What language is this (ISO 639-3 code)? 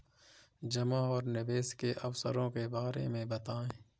hin